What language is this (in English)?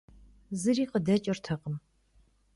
Kabardian